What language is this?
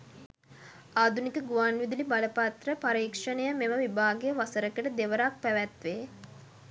Sinhala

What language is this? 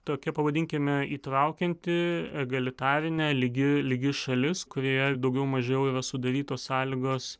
Lithuanian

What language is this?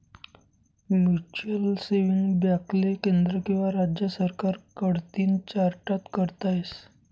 Marathi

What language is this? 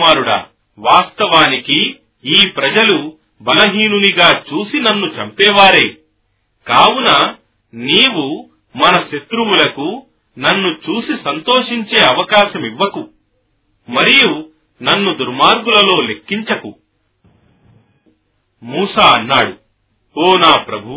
Telugu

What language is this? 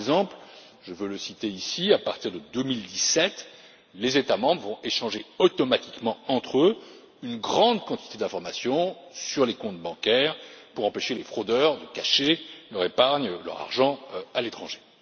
French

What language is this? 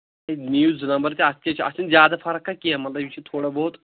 Kashmiri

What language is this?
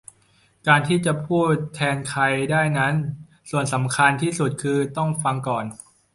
Thai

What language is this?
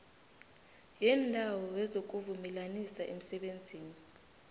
South Ndebele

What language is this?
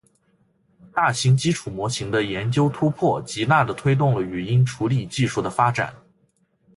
Chinese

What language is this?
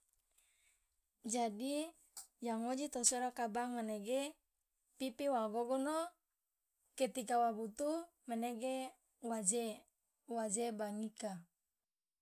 Loloda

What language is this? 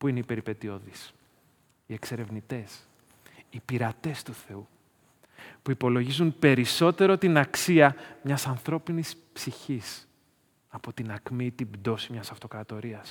Greek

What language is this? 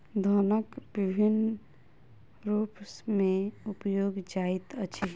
Maithili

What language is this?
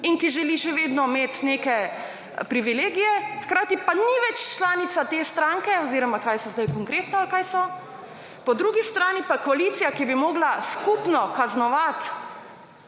Slovenian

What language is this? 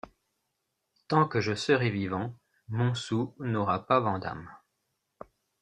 French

